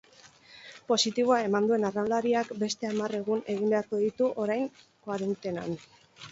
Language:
Basque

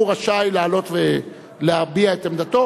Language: Hebrew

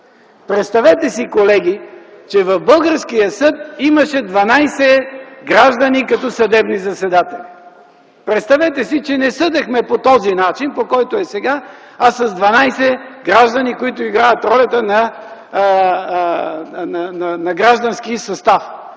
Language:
Bulgarian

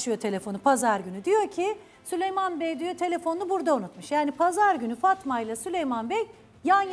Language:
Turkish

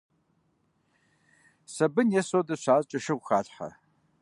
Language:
Kabardian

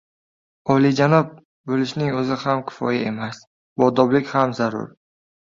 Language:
Uzbek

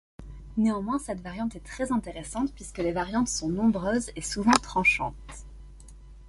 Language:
French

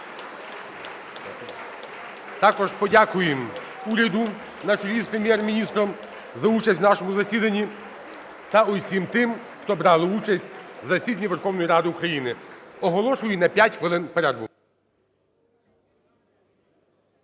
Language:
Ukrainian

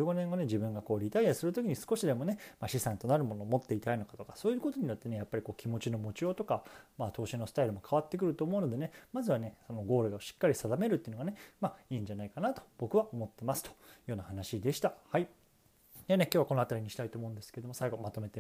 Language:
Japanese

